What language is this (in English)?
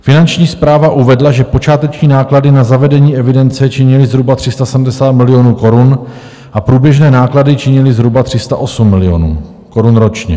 Czech